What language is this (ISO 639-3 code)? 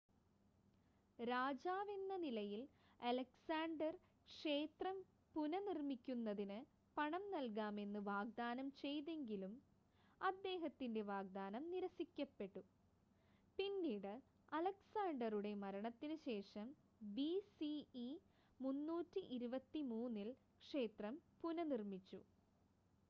mal